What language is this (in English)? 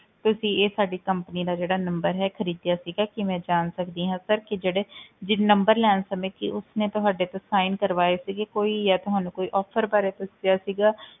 Punjabi